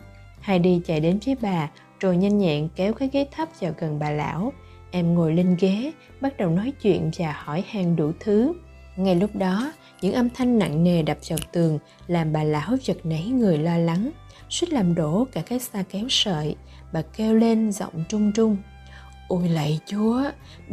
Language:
Vietnamese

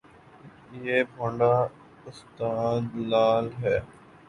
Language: Urdu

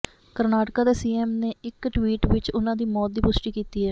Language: Punjabi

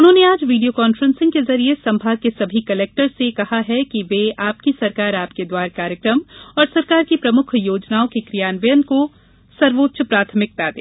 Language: Hindi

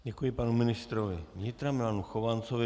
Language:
Czech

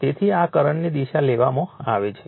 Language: Gujarati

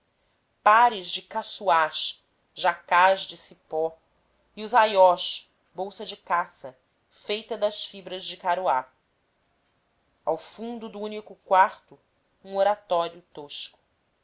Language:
Portuguese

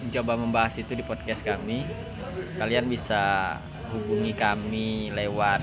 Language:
Indonesian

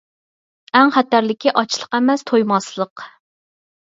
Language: Uyghur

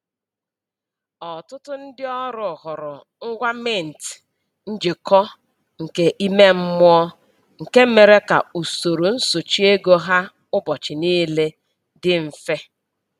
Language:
Igbo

